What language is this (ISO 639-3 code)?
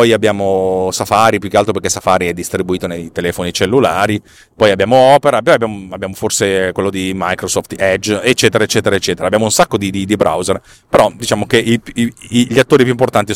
ita